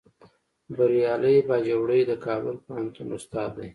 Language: Pashto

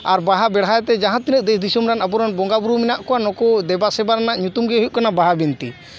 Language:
Santali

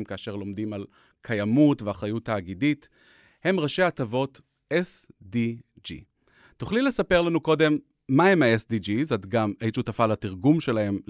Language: Hebrew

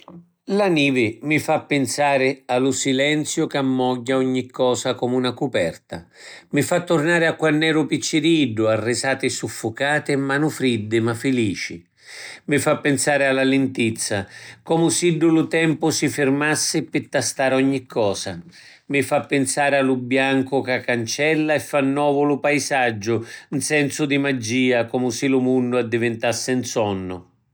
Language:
Sicilian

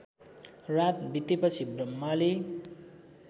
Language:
Nepali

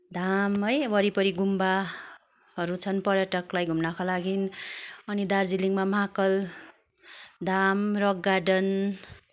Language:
Nepali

